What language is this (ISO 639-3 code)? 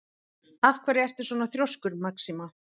isl